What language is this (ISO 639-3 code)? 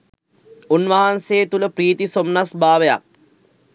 sin